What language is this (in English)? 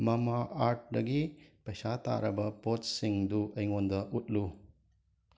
Manipuri